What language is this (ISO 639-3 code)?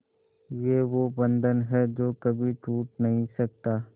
hin